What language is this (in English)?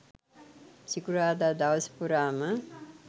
Sinhala